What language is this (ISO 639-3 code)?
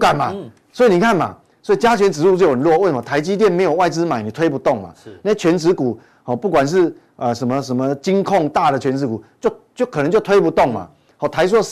zho